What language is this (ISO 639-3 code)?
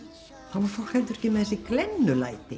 isl